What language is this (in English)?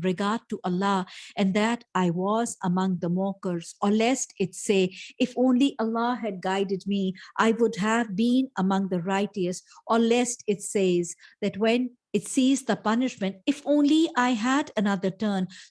English